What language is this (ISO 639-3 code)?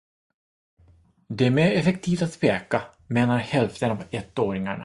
swe